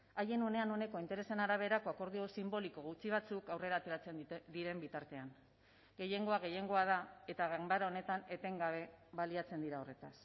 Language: Basque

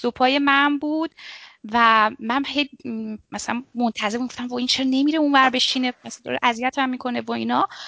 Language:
Persian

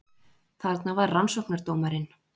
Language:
Icelandic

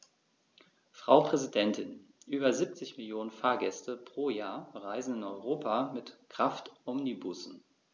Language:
German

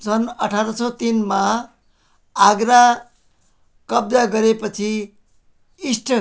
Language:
Nepali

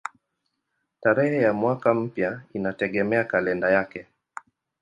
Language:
Swahili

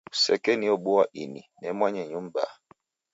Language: Taita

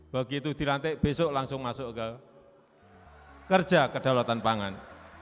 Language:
Indonesian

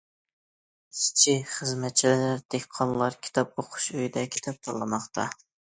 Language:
Uyghur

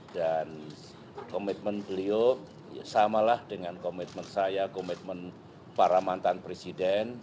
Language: Indonesian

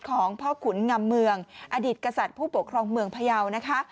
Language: Thai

